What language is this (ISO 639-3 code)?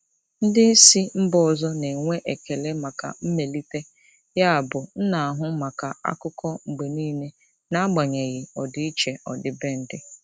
ibo